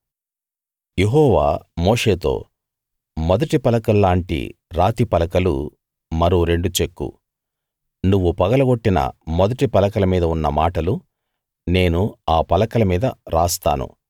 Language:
Telugu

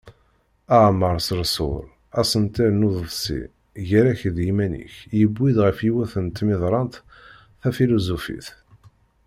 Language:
Kabyle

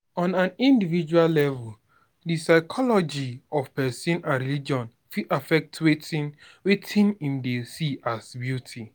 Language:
Nigerian Pidgin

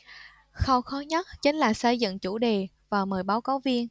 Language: Vietnamese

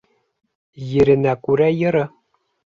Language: Bashkir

